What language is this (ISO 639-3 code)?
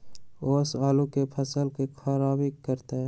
mag